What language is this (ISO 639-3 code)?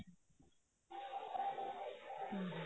pan